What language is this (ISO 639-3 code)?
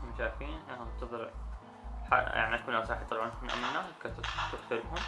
ara